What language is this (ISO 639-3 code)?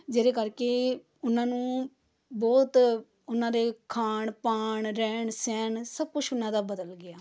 pan